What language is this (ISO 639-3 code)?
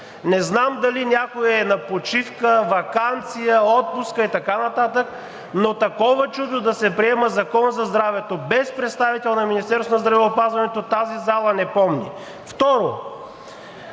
bul